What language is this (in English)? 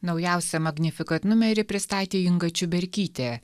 Lithuanian